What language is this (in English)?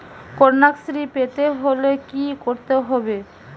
Bangla